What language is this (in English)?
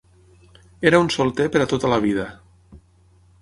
Catalan